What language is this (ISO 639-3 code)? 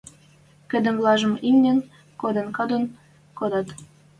mrj